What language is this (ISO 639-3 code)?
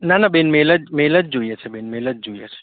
guj